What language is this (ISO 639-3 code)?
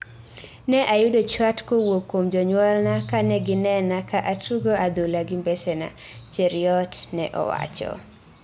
luo